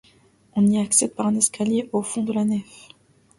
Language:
French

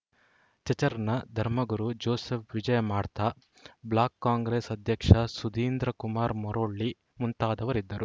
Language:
Kannada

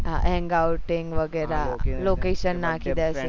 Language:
Gujarati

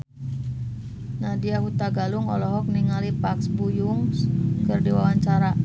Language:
Sundanese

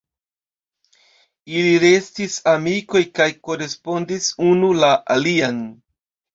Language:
Esperanto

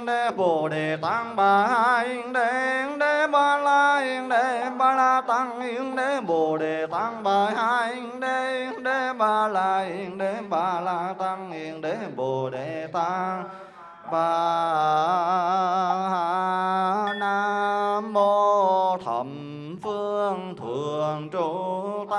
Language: Vietnamese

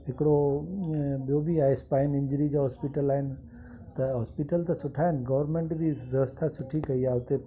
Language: Sindhi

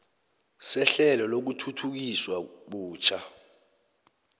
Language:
South Ndebele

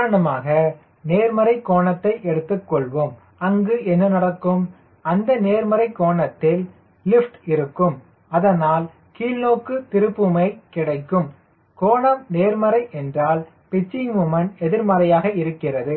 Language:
Tamil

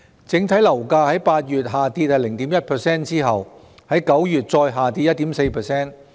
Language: Cantonese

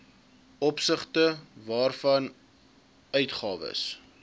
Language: Afrikaans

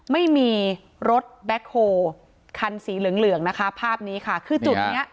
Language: Thai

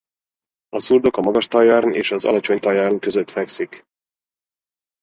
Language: Hungarian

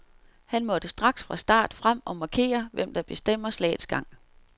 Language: Danish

